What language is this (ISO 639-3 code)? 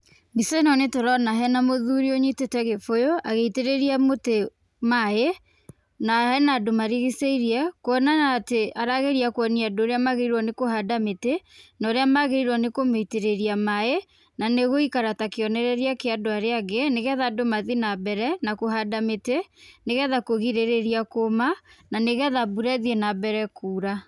kik